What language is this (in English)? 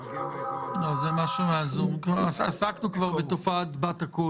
Hebrew